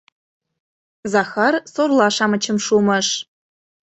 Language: Mari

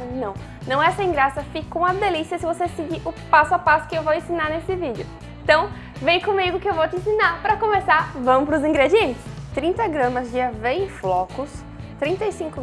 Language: Portuguese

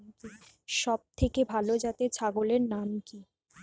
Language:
Bangla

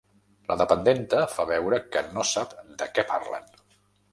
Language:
Catalan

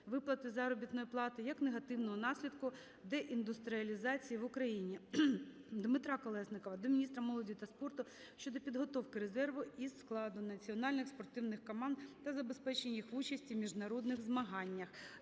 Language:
Ukrainian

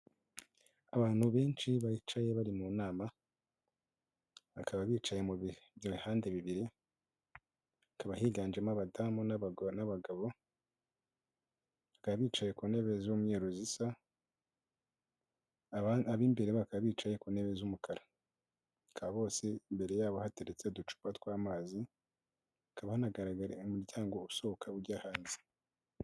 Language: Kinyarwanda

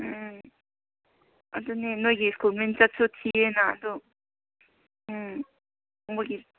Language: Manipuri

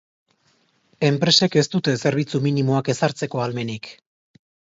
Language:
Basque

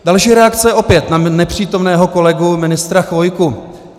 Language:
Czech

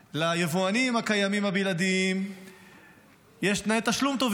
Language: Hebrew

